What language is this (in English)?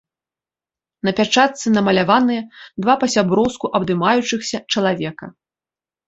Belarusian